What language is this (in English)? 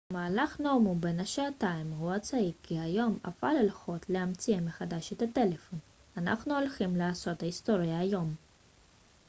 Hebrew